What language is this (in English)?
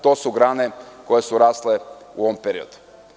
Serbian